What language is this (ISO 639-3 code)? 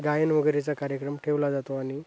mar